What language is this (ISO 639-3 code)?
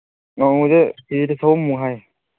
mni